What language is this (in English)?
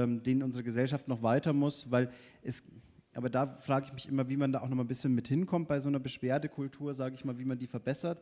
German